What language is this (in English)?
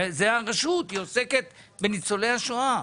Hebrew